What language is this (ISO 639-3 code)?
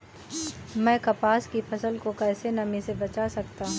hin